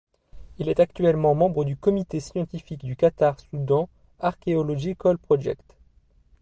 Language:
French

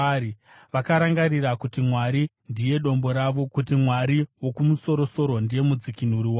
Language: Shona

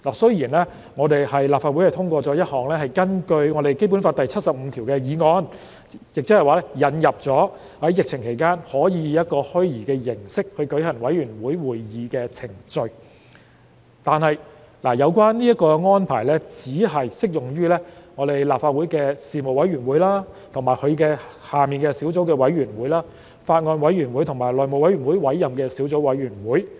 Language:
Cantonese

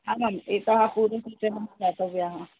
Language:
Sanskrit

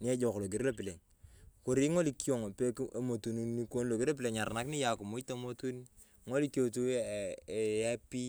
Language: Turkana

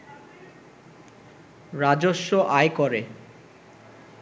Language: Bangla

